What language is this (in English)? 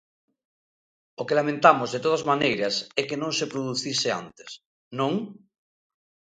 Galician